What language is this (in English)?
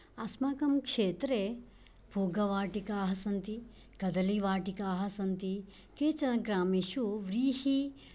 Sanskrit